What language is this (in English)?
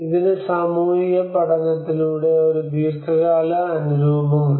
Malayalam